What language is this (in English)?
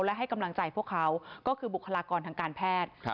Thai